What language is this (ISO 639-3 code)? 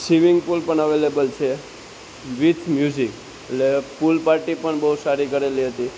guj